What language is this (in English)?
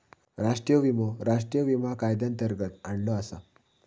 Marathi